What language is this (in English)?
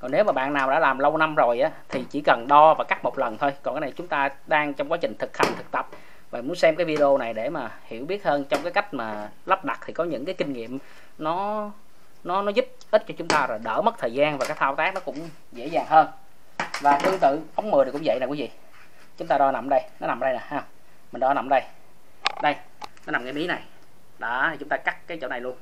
Vietnamese